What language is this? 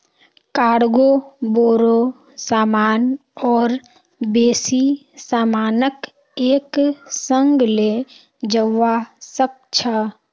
Magahi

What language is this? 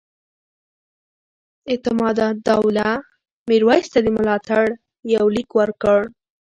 Pashto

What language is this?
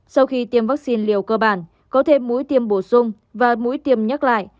Vietnamese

